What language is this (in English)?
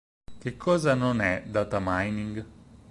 Italian